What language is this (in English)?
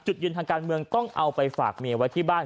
Thai